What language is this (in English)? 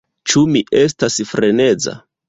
Esperanto